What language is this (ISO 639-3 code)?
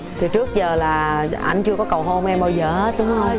vie